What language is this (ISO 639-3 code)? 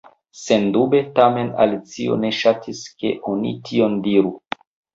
epo